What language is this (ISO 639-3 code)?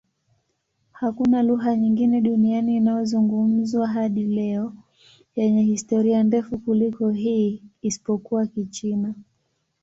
swa